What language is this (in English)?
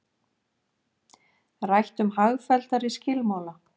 Icelandic